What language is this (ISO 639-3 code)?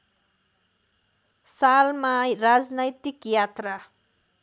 nep